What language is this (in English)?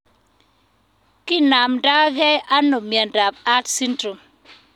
Kalenjin